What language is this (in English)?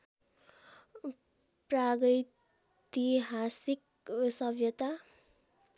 Nepali